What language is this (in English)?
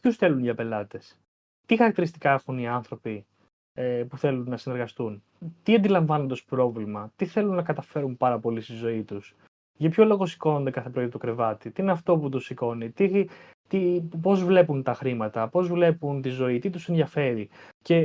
Greek